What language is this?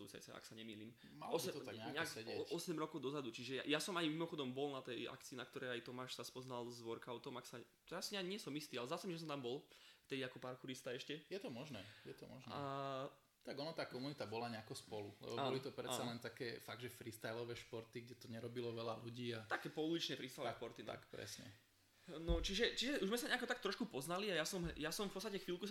Slovak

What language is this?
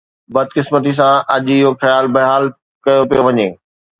Sindhi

